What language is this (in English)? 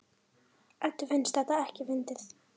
Icelandic